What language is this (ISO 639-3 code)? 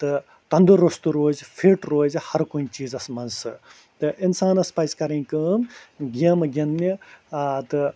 kas